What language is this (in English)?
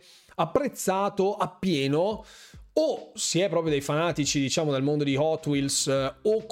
Italian